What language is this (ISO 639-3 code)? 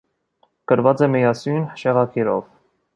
hye